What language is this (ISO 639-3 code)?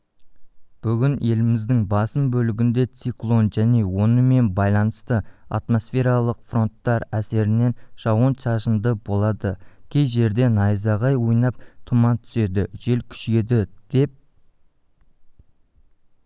kaz